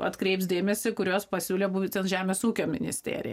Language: Lithuanian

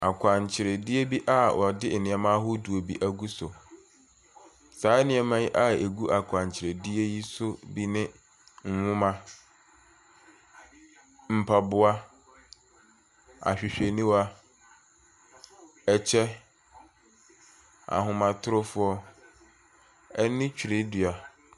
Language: Akan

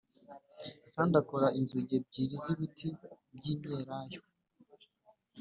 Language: Kinyarwanda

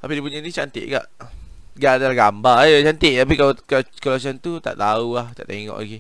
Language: Malay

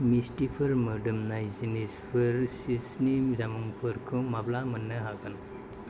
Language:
Bodo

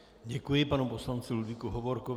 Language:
Czech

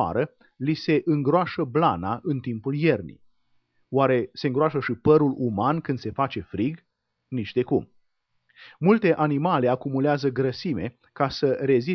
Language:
Romanian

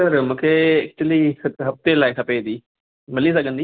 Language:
Sindhi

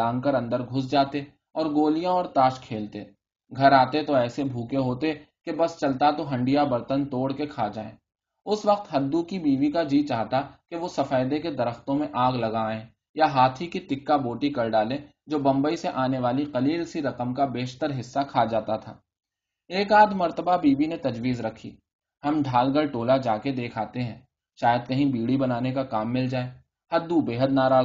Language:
Urdu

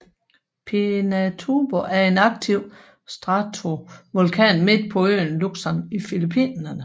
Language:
Danish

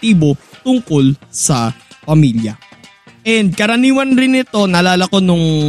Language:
Filipino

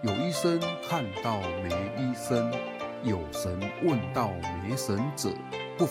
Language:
Chinese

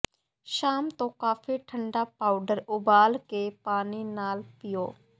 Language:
Punjabi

